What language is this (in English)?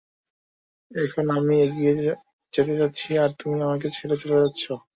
Bangla